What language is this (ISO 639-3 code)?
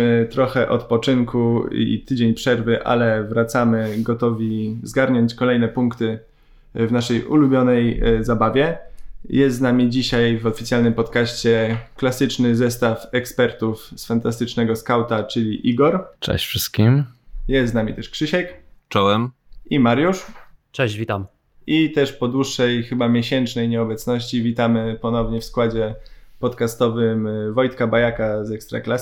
pol